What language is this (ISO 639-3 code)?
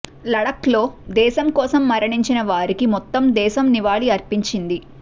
tel